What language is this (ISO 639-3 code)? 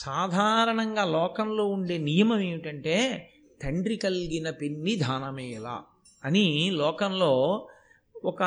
tel